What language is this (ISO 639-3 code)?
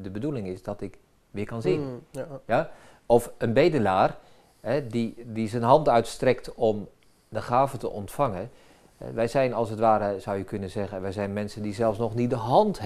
nld